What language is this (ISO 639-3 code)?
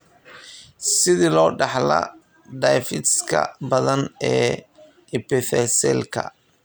som